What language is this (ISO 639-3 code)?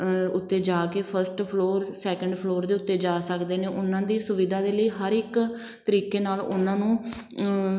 pan